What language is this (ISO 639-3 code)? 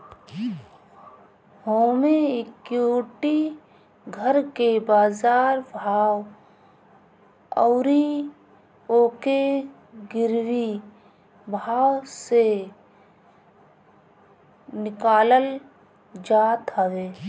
bho